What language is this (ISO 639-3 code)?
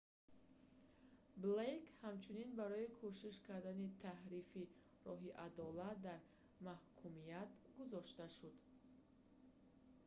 tgk